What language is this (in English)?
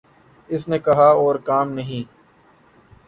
Urdu